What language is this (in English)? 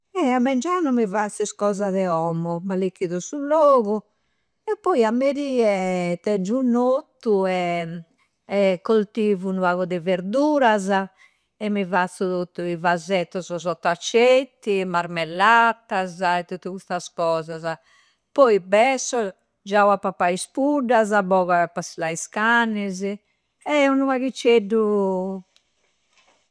Campidanese Sardinian